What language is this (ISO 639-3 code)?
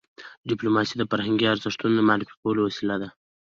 pus